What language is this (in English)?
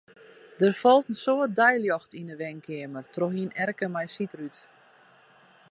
Western Frisian